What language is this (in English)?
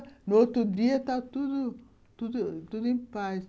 Portuguese